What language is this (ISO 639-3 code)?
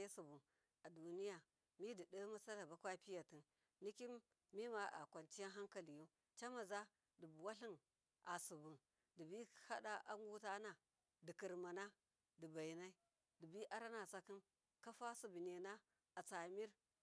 mkf